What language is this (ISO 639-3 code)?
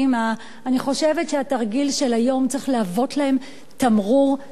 heb